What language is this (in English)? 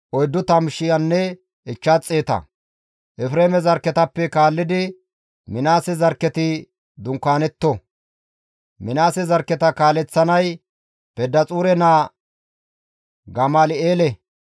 Gamo